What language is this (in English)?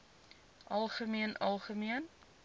Afrikaans